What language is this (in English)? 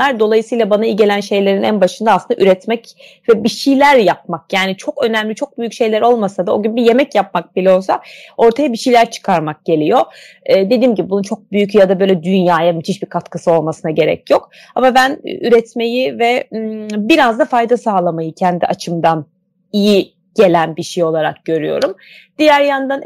Turkish